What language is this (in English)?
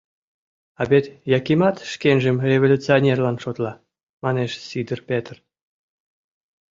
Mari